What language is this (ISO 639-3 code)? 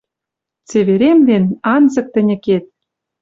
mrj